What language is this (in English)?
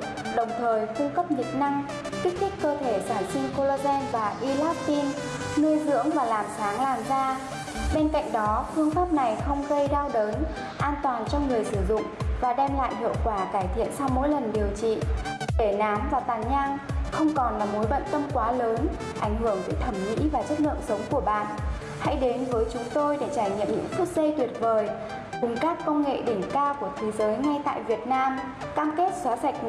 Vietnamese